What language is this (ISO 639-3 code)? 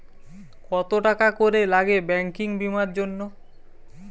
ben